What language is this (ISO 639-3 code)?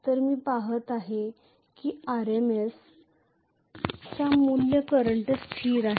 mar